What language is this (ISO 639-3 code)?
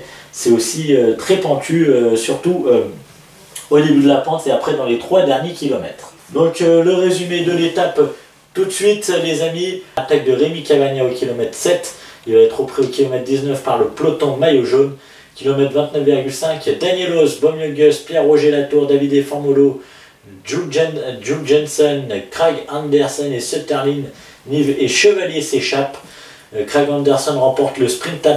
fra